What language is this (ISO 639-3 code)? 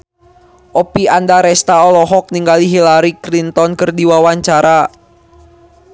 sun